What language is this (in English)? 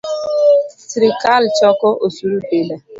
Luo (Kenya and Tanzania)